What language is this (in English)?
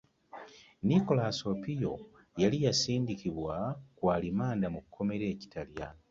Ganda